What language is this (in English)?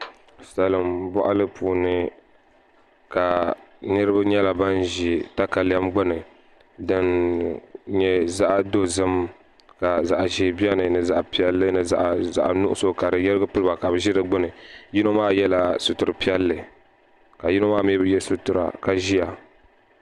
Dagbani